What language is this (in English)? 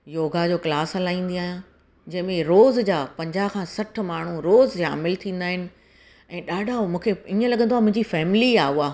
Sindhi